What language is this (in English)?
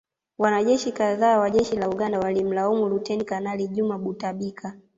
Swahili